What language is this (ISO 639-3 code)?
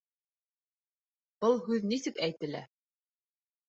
bak